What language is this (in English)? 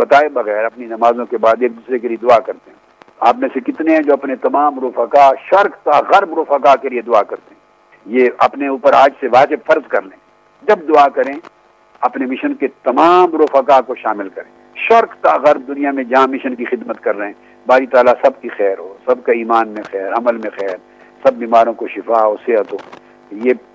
Urdu